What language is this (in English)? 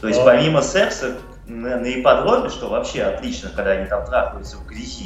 Russian